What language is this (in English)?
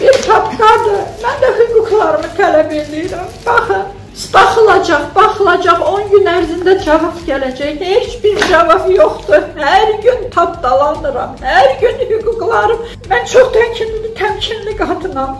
Turkish